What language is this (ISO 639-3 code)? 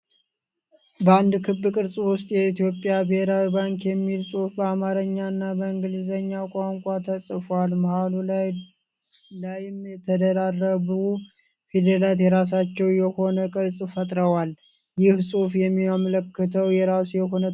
amh